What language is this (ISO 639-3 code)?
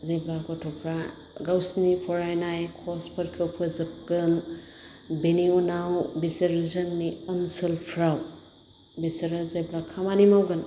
brx